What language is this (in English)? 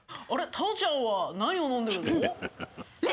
Japanese